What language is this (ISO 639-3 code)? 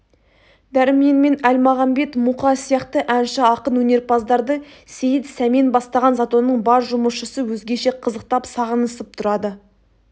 kaz